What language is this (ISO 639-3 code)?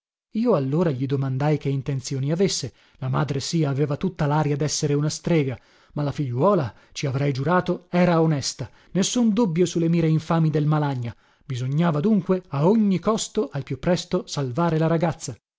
ita